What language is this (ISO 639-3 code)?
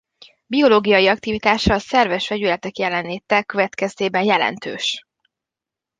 hun